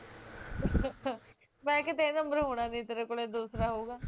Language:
Punjabi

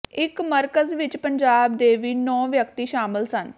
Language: Punjabi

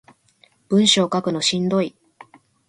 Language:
Japanese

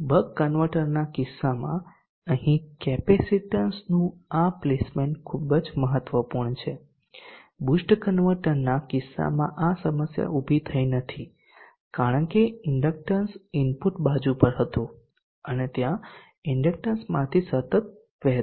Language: Gujarati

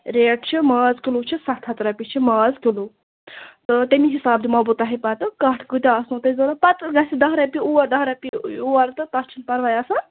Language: Kashmiri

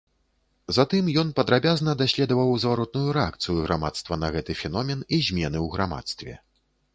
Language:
Belarusian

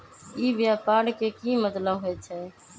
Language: Magahi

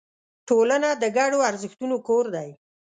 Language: Pashto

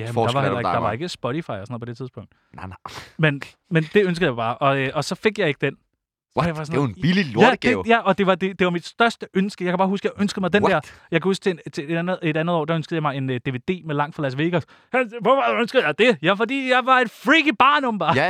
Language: Danish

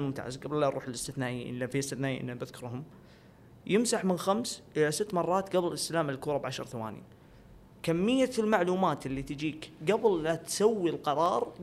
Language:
Arabic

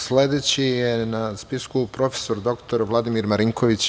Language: Serbian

